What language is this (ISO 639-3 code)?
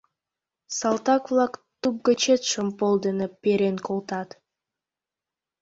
chm